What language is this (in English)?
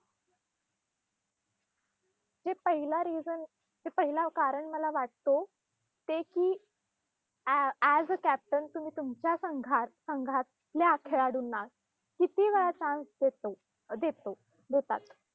Marathi